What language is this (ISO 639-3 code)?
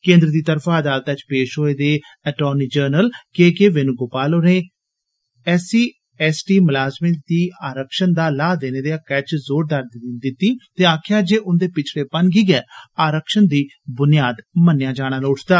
doi